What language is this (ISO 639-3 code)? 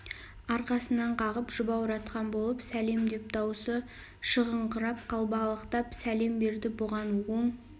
kaz